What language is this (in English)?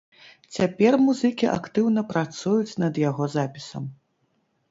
Belarusian